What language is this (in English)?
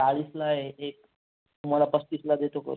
Marathi